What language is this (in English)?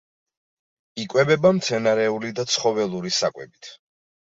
Georgian